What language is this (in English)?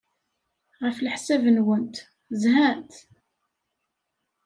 Kabyle